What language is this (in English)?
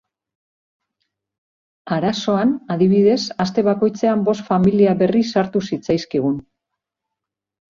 Basque